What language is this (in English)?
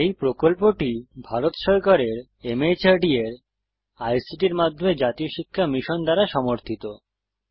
Bangla